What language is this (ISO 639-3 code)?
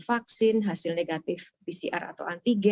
ind